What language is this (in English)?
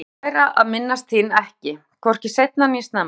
Icelandic